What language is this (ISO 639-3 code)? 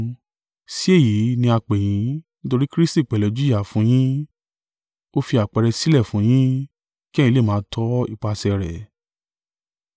yor